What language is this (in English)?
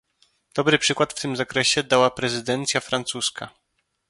Polish